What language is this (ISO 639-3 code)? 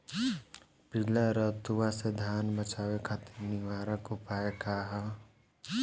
bho